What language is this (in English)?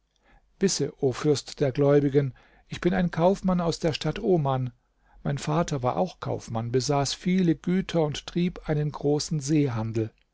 German